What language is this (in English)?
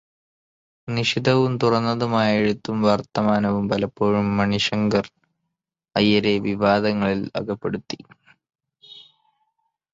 Malayalam